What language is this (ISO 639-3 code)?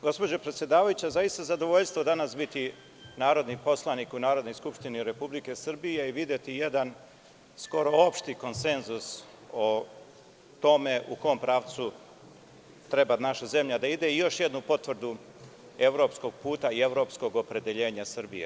srp